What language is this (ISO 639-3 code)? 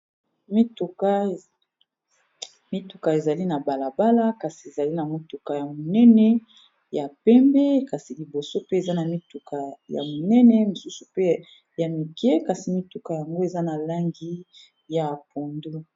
lin